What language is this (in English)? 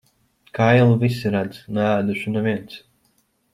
Latvian